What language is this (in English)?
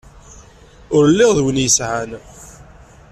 Kabyle